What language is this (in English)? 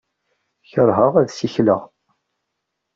Kabyle